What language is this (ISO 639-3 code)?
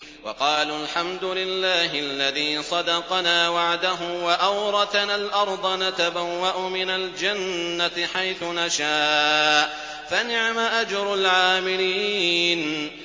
ara